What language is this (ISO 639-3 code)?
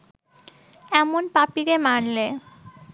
ben